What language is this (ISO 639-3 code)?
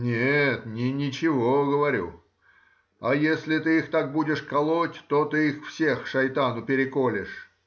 rus